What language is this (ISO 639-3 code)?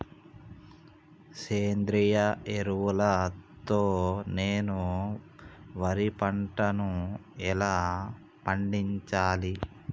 tel